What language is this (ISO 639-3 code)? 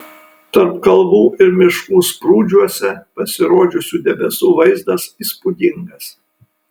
lit